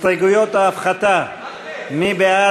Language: Hebrew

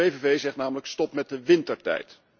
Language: Dutch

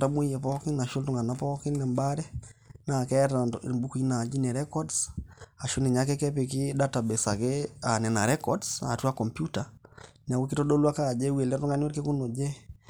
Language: Masai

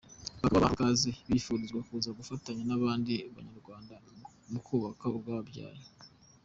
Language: Kinyarwanda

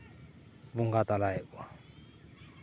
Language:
Santali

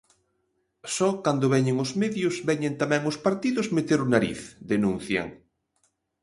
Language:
Galician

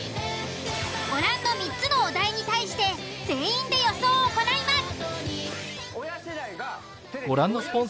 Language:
Japanese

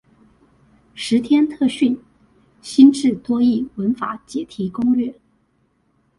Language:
Chinese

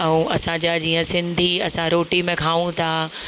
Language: Sindhi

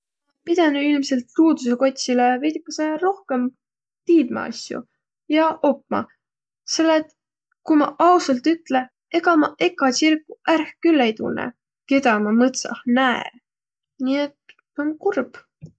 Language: Võro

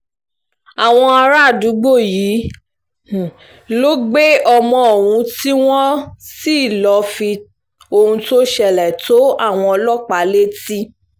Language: Yoruba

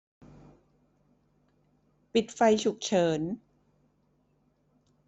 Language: Thai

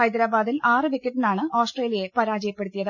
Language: Malayalam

